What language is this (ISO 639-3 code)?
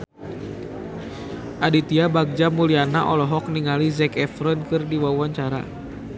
sun